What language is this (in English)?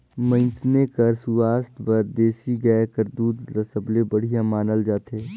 Chhattisgarhi